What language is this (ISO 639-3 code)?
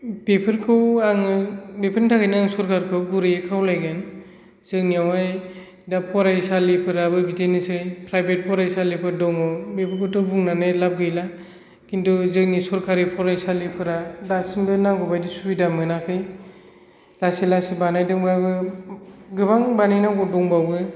brx